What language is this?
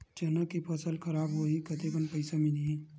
Chhattisgarhi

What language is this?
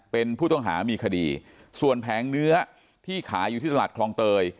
Thai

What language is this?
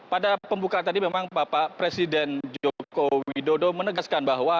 Indonesian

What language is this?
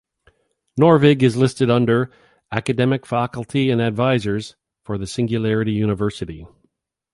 English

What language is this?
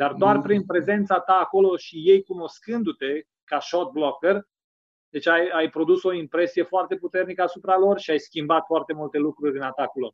Romanian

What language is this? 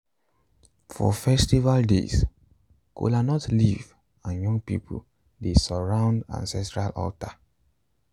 Nigerian Pidgin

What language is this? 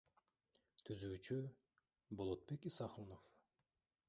Kyrgyz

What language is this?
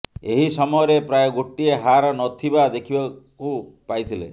Odia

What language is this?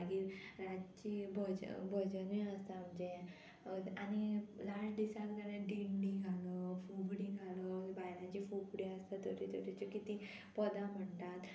Konkani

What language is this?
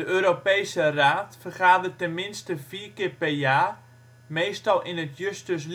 Dutch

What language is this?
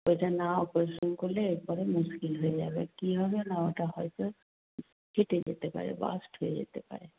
Bangla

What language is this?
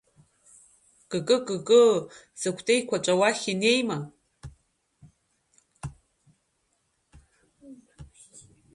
Abkhazian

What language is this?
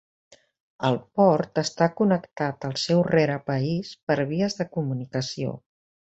Catalan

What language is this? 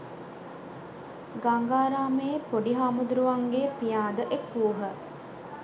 Sinhala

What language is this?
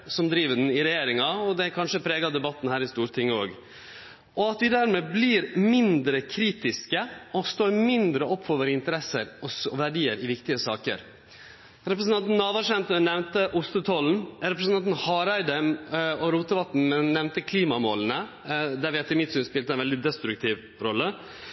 Norwegian Nynorsk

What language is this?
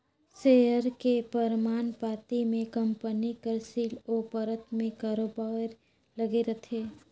Chhattisgarhi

